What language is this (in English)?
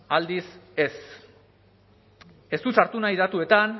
Basque